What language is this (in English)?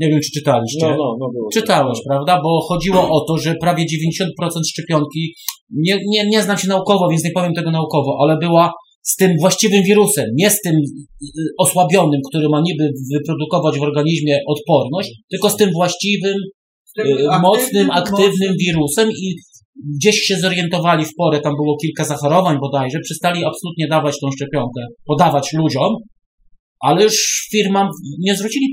Polish